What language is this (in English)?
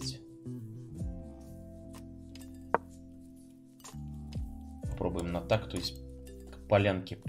Russian